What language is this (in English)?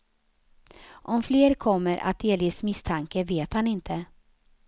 Swedish